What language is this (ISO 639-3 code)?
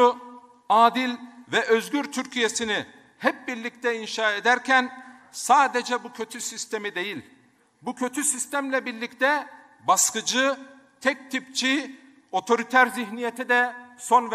tur